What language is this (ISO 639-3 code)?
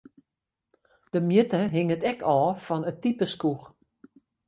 fry